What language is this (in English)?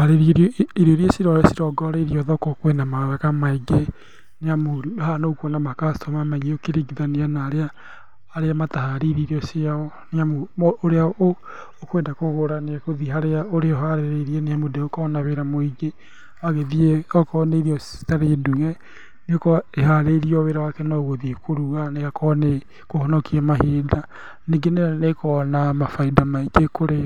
Kikuyu